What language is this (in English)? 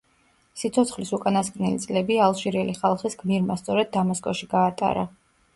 Georgian